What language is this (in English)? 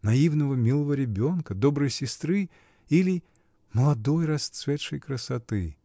Russian